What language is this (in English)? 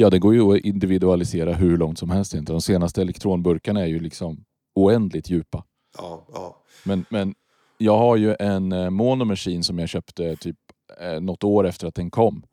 Swedish